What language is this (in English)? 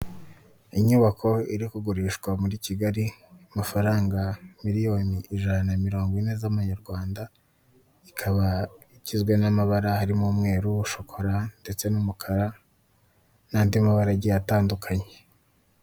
Kinyarwanda